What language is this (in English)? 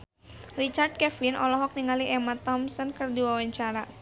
Sundanese